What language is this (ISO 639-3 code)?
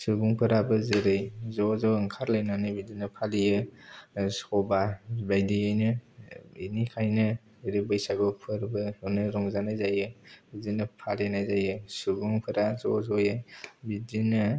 brx